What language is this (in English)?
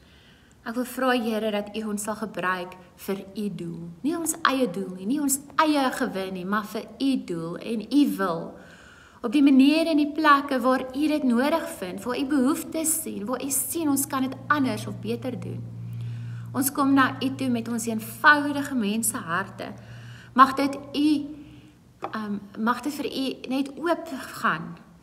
Dutch